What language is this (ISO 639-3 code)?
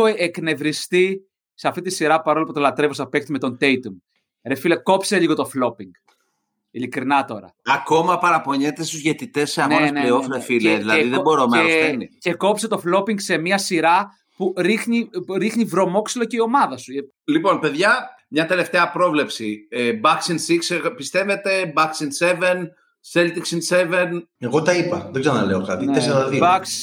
ell